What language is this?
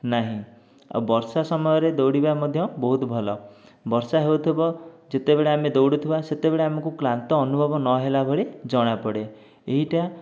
Odia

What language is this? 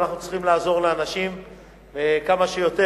Hebrew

